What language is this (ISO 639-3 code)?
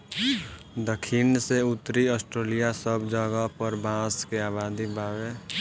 bho